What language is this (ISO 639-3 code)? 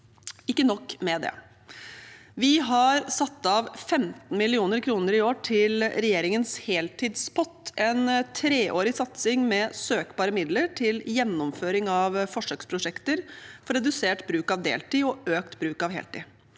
nor